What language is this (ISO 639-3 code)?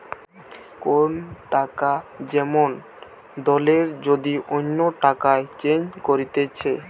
ben